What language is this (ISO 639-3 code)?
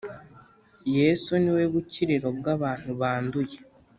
kin